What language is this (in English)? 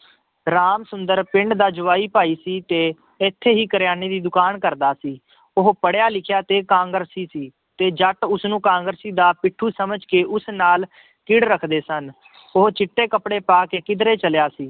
Punjabi